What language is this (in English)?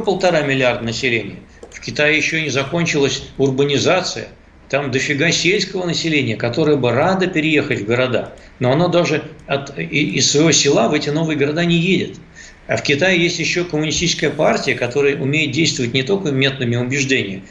Russian